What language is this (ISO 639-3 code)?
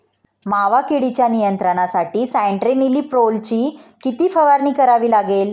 mar